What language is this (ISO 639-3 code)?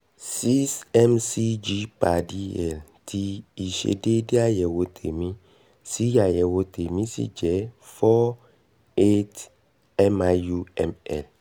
yor